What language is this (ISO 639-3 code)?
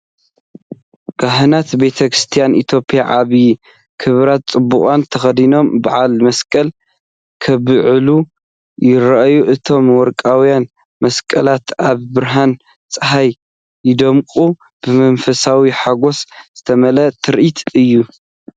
tir